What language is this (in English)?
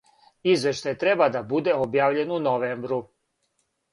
Serbian